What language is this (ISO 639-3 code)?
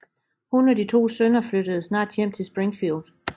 dan